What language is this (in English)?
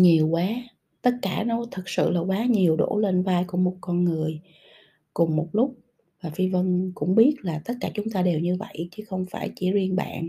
Vietnamese